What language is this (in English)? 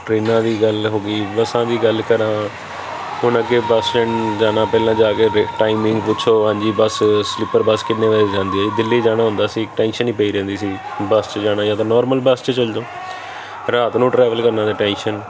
Punjabi